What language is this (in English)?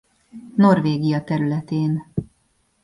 Hungarian